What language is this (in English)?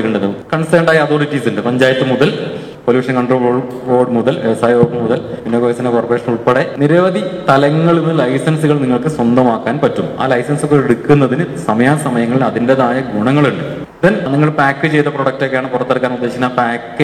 Malayalam